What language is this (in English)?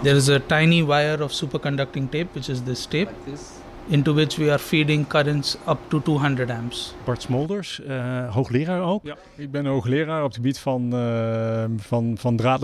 Dutch